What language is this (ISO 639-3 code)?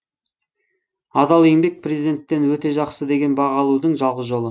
kaz